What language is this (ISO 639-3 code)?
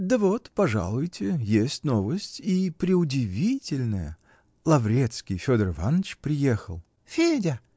rus